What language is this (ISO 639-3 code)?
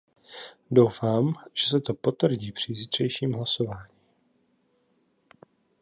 ces